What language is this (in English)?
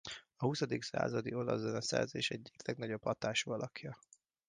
Hungarian